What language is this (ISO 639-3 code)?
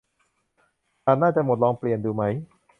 tha